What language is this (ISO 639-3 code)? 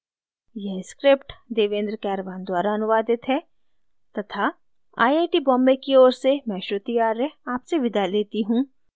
hin